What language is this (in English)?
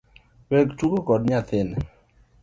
Luo (Kenya and Tanzania)